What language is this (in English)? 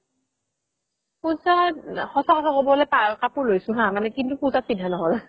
Assamese